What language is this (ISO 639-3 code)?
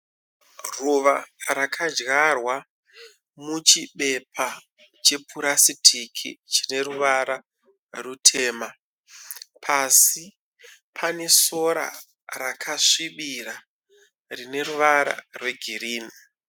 sna